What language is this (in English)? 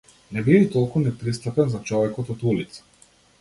Macedonian